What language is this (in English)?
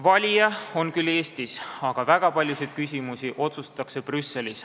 Estonian